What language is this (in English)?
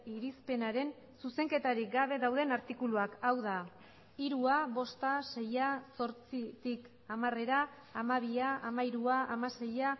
Basque